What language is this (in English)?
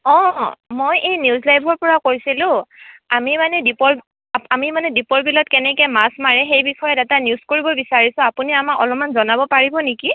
Assamese